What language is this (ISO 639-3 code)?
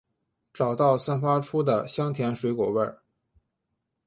zho